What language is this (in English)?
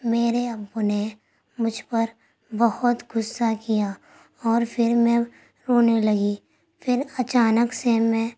Urdu